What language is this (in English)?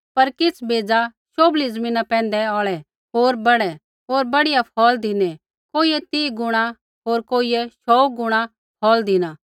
Kullu Pahari